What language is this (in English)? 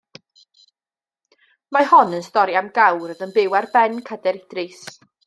Welsh